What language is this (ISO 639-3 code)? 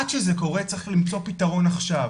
heb